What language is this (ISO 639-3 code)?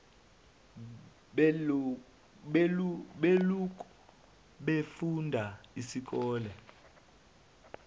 zul